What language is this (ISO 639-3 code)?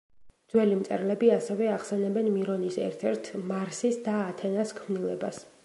kat